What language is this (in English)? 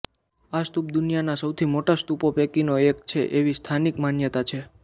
Gujarati